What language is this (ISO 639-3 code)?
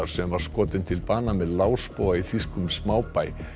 isl